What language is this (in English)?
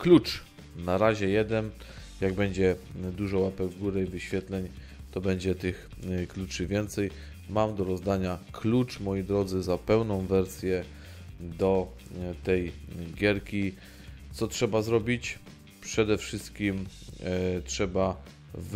Polish